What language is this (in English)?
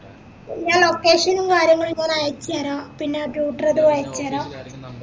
Malayalam